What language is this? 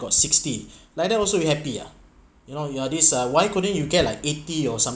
English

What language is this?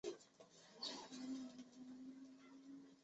Chinese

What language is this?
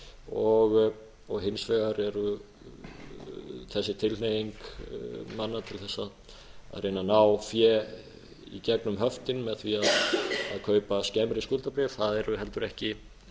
Icelandic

